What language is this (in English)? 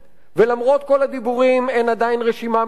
Hebrew